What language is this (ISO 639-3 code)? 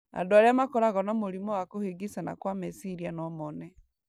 kik